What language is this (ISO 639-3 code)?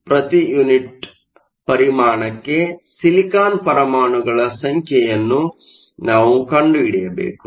kan